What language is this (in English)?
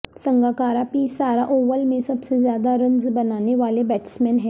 Urdu